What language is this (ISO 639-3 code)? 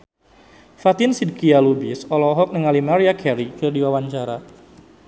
sun